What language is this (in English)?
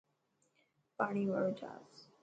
Dhatki